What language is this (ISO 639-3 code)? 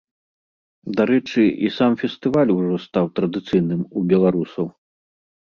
bel